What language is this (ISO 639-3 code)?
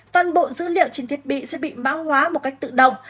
vie